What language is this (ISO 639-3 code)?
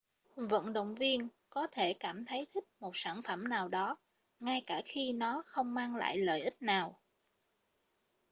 vie